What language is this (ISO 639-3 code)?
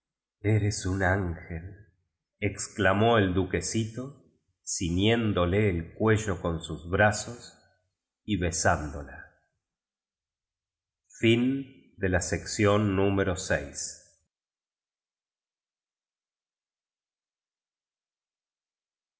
spa